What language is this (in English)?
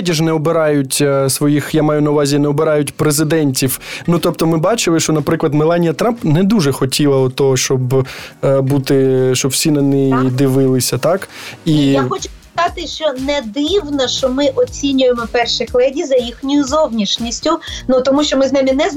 Ukrainian